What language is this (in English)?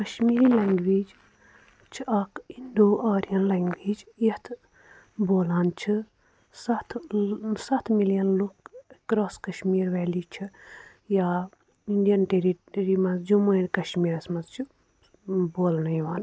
Kashmiri